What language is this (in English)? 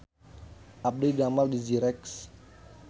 Sundanese